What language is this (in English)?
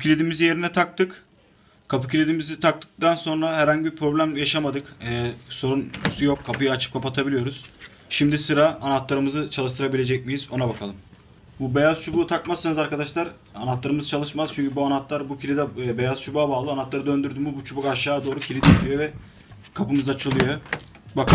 Turkish